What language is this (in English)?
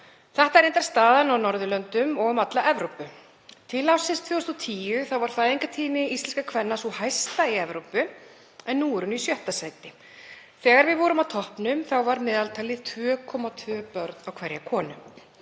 Icelandic